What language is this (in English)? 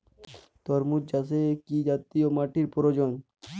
Bangla